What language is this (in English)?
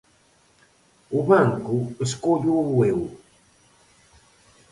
Galician